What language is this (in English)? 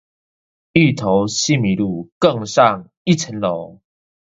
Chinese